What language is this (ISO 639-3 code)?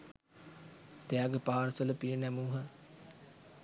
sin